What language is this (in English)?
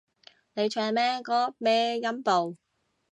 Cantonese